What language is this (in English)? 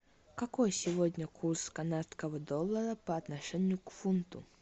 Russian